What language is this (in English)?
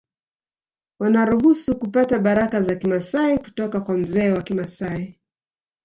Swahili